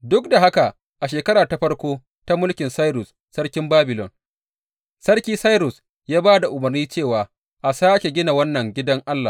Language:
Hausa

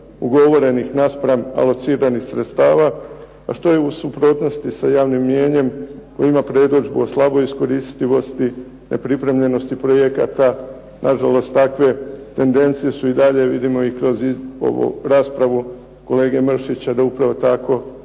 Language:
Croatian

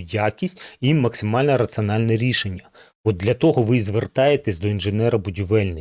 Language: Ukrainian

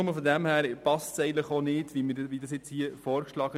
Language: Swiss German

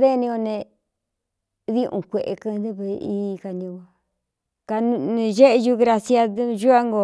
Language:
Cuyamecalco Mixtec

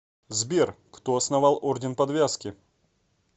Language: Russian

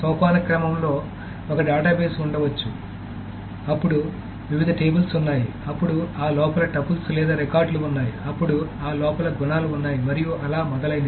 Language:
Telugu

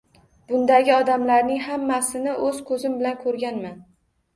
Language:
Uzbek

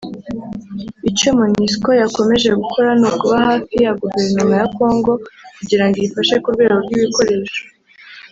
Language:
Kinyarwanda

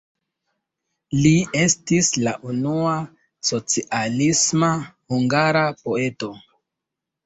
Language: Esperanto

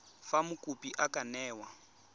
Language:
Tswana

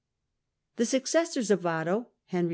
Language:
English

